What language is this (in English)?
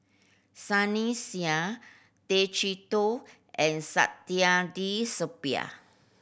English